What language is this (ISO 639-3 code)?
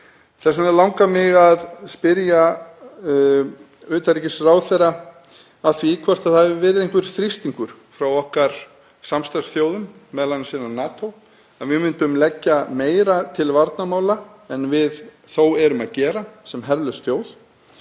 isl